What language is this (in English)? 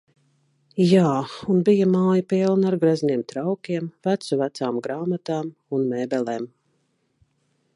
Latvian